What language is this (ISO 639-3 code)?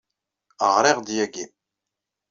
kab